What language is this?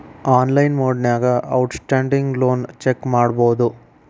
Kannada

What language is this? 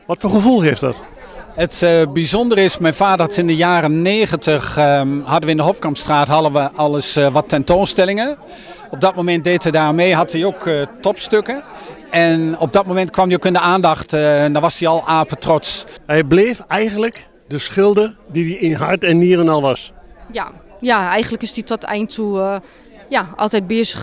Dutch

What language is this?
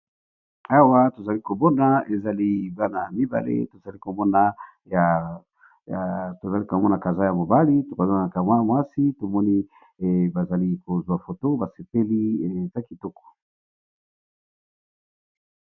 Lingala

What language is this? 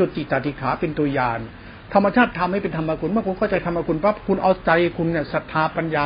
Thai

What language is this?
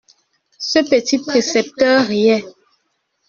French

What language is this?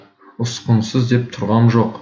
Kazakh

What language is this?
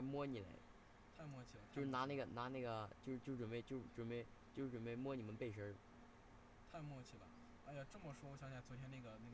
Chinese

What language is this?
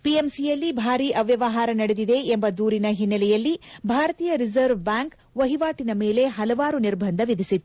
Kannada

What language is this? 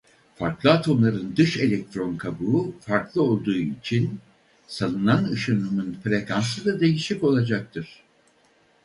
Turkish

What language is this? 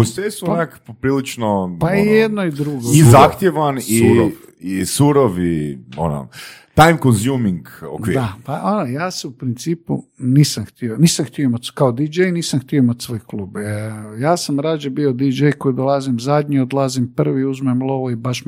Croatian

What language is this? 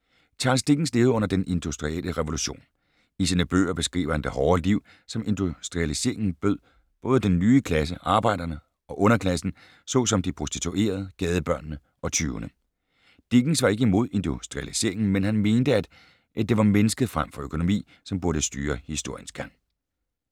Danish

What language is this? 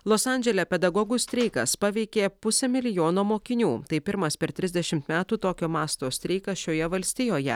Lithuanian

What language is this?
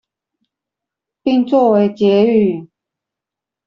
Chinese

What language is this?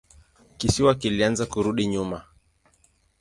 Swahili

